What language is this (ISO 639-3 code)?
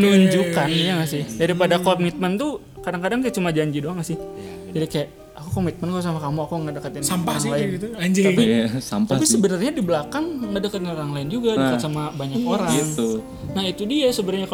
ind